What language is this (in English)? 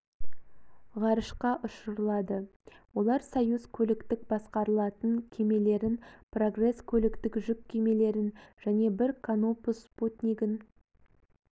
Kazakh